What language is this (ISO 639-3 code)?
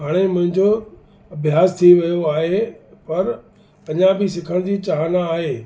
snd